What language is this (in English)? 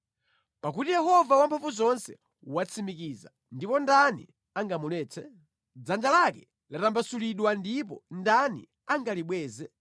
Nyanja